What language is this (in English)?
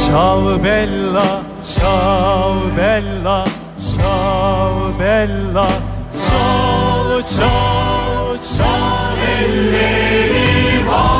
Greek